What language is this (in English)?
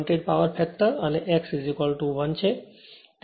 Gujarati